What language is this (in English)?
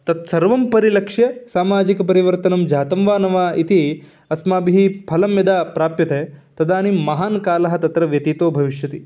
Sanskrit